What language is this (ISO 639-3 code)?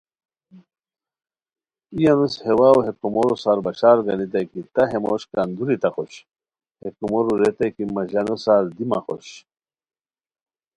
khw